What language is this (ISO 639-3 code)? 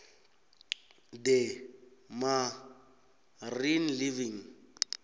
nbl